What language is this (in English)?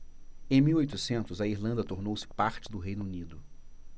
Portuguese